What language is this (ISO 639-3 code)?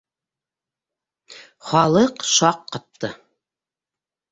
bak